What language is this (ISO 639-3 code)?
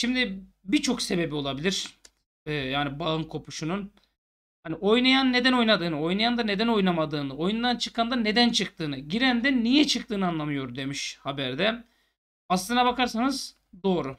tur